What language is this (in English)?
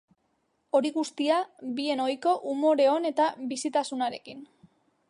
Basque